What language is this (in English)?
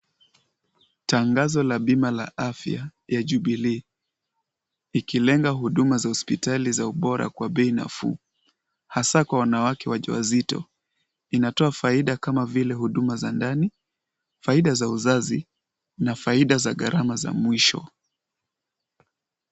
Swahili